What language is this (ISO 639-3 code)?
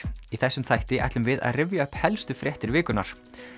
isl